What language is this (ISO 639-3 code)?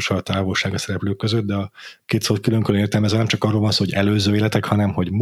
hun